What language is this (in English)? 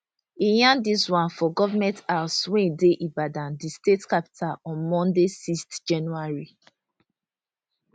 Nigerian Pidgin